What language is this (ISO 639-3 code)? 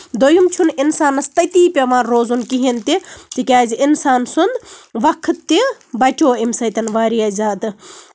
kas